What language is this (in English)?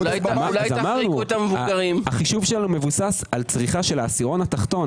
Hebrew